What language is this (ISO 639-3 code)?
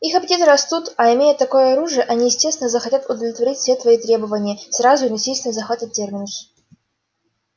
rus